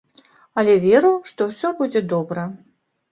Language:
Belarusian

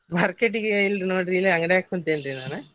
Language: Kannada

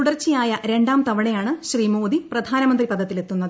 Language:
Malayalam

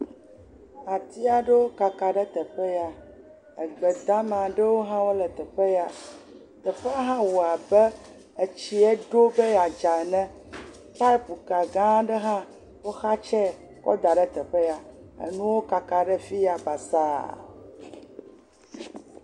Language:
Ewe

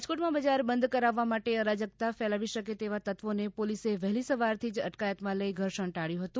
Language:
Gujarati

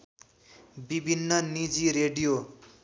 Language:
Nepali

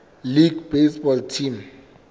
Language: Southern Sotho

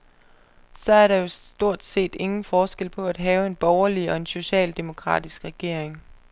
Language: Danish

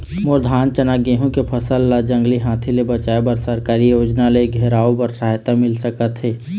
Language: Chhattisgarhi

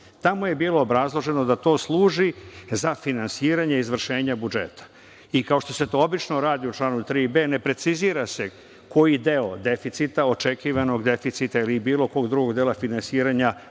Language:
Serbian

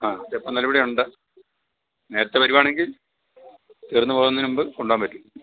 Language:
Malayalam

